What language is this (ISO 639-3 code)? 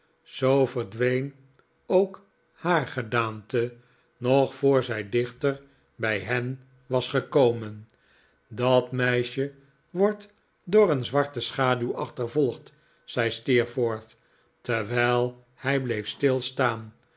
nld